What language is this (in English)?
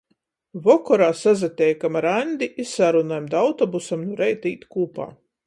Latgalian